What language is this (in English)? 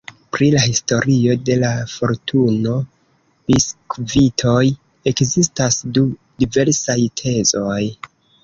Esperanto